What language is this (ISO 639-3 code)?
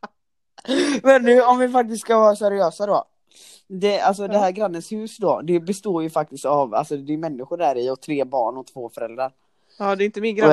swe